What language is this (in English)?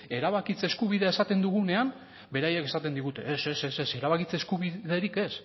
Basque